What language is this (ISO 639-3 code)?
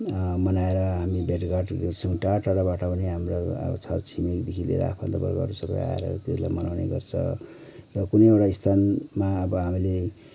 nep